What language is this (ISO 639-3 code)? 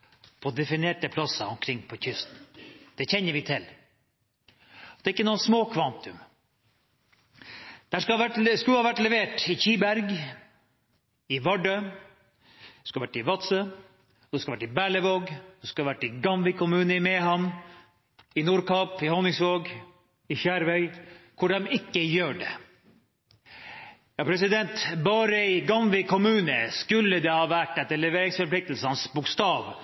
nor